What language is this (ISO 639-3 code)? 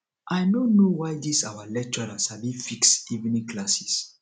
pcm